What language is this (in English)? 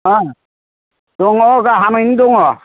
Bodo